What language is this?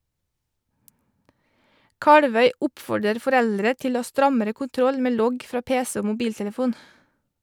Norwegian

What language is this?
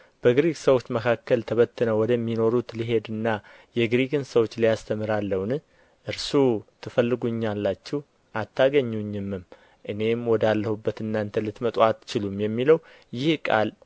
Amharic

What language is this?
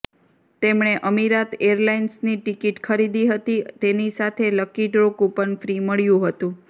Gujarati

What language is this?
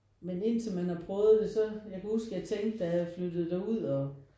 Danish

